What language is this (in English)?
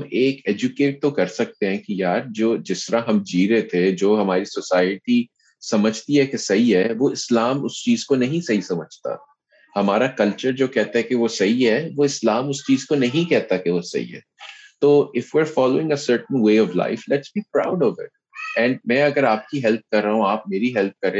Urdu